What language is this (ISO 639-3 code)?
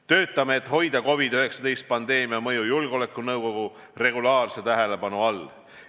est